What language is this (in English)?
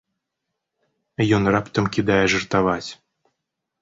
Belarusian